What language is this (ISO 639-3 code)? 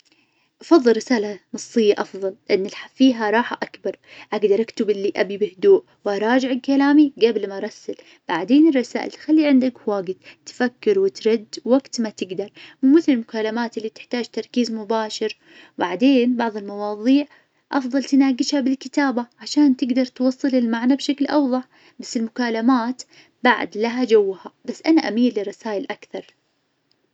ars